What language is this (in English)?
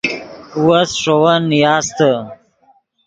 Yidgha